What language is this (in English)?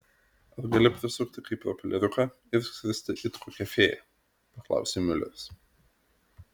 Lithuanian